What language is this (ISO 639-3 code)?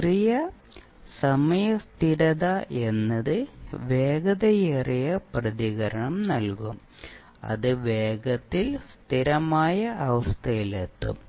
mal